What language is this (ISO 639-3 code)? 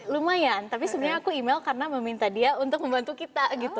ind